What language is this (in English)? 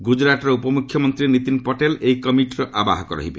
Odia